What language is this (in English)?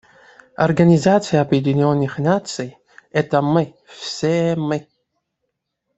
Russian